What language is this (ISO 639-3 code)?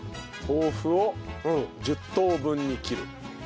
jpn